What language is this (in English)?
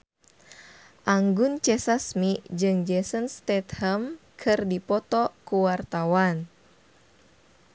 Sundanese